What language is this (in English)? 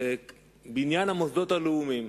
Hebrew